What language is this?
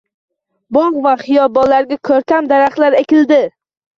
Uzbek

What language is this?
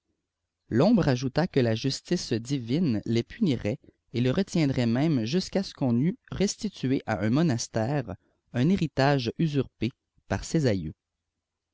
French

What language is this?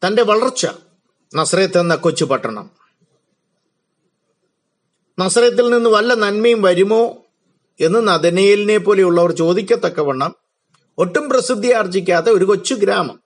Malayalam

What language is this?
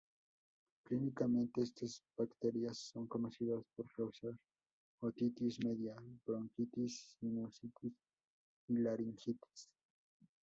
Spanish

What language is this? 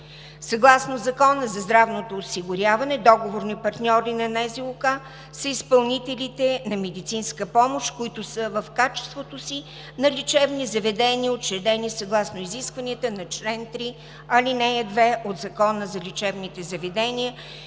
Bulgarian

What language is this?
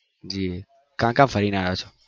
Gujarati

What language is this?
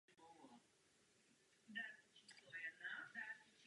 Czech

